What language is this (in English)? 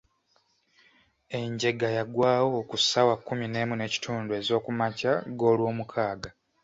Ganda